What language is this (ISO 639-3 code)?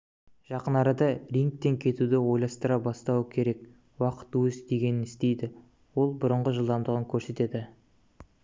kaz